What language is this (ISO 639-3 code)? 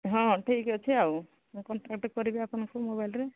ori